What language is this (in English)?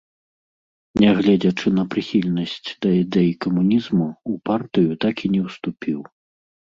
Belarusian